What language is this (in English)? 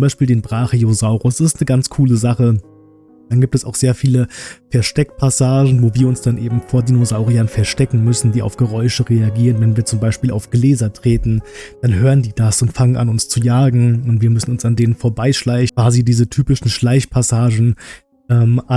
German